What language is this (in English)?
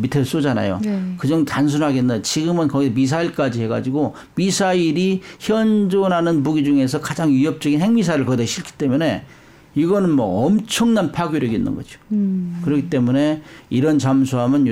Korean